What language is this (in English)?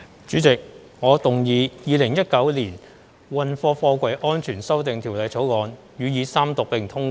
Cantonese